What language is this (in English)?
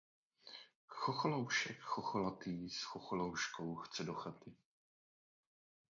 Czech